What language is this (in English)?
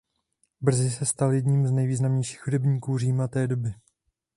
Czech